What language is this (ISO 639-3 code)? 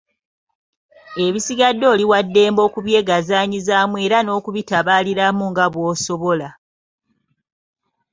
lug